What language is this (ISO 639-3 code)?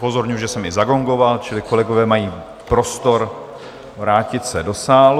ces